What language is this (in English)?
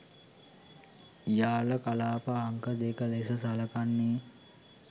Sinhala